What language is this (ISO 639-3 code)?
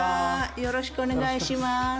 jpn